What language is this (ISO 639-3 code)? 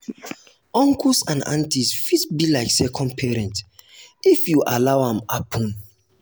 pcm